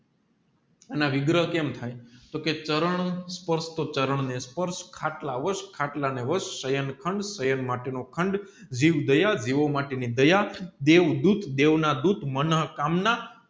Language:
Gujarati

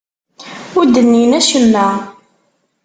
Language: Kabyle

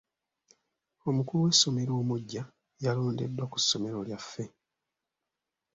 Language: Ganda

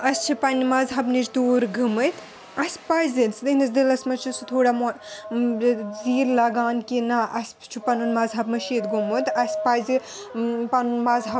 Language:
Kashmiri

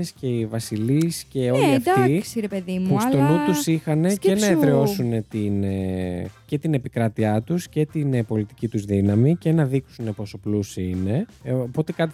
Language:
Greek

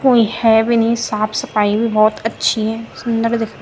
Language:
Garhwali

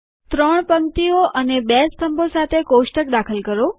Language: Gujarati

